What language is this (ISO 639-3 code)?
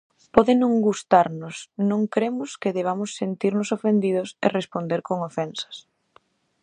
glg